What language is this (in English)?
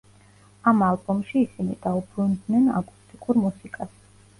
Georgian